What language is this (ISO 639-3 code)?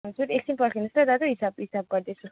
nep